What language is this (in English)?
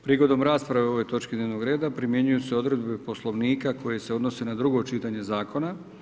Croatian